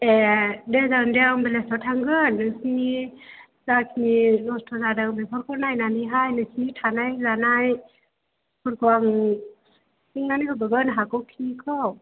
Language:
Bodo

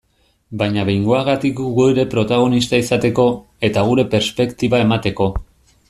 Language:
Basque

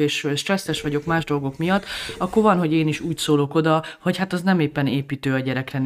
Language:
Hungarian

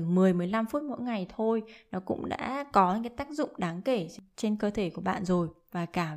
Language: Vietnamese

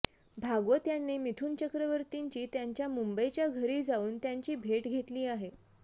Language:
Marathi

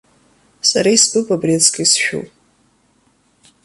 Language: Abkhazian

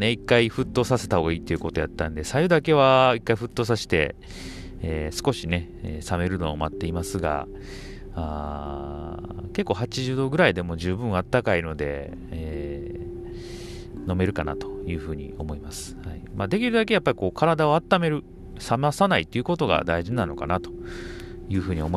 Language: Japanese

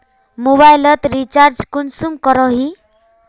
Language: Magahi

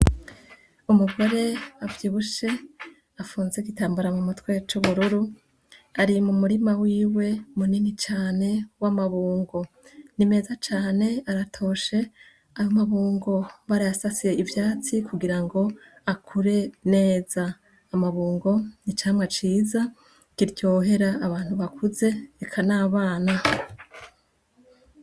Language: Rundi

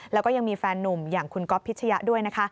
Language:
Thai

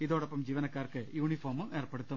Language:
Malayalam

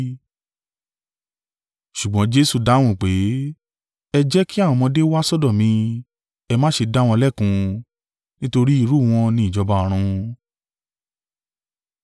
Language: Yoruba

